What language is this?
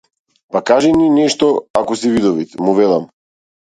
Macedonian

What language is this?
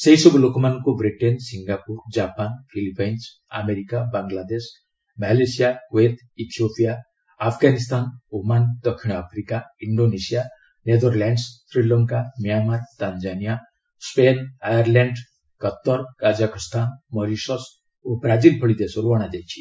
Odia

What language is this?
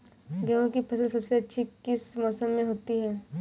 Hindi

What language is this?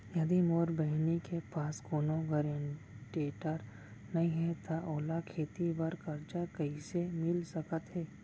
Chhattisgarhi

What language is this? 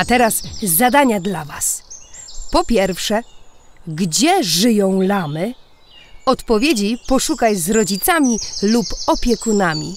Polish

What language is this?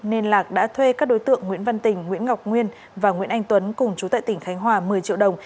Vietnamese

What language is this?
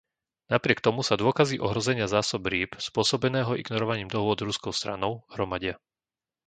Slovak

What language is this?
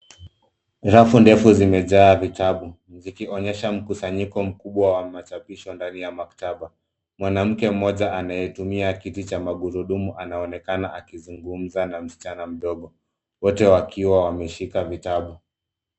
Swahili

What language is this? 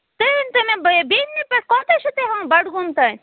Kashmiri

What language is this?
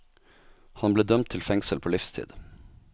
Norwegian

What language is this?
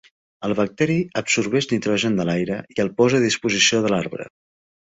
Catalan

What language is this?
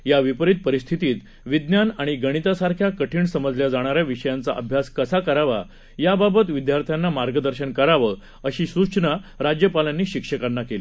Marathi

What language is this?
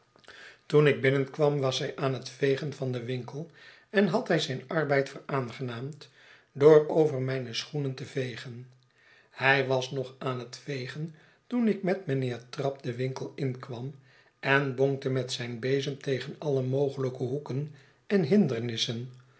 Dutch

